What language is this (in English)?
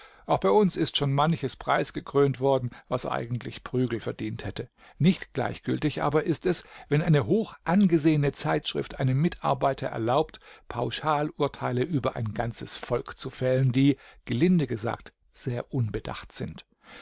German